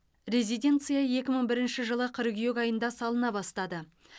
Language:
Kazakh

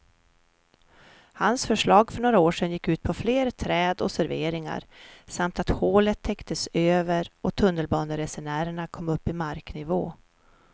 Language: Swedish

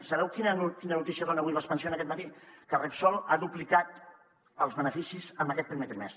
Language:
Catalan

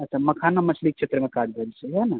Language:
Maithili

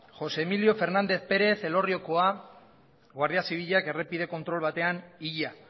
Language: Basque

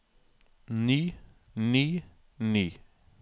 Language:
Norwegian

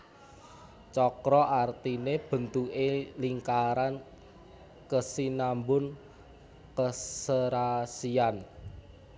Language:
Javanese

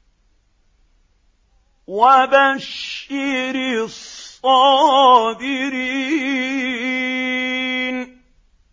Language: Arabic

